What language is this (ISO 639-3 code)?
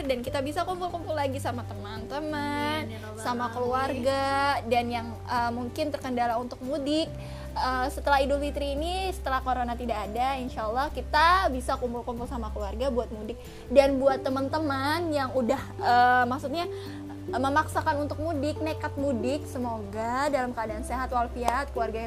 ind